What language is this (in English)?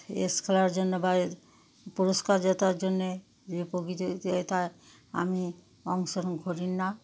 Bangla